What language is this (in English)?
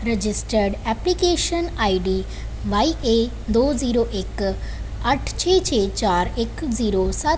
Punjabi